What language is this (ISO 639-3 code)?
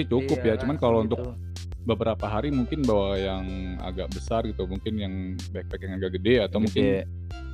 ind